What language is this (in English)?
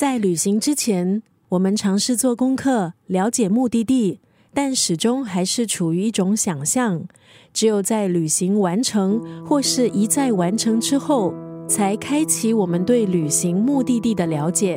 Chinese